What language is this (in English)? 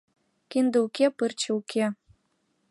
Mari